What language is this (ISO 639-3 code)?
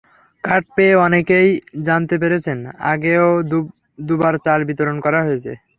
ben